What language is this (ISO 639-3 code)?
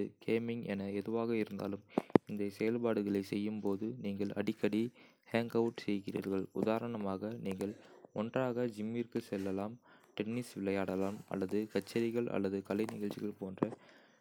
kfe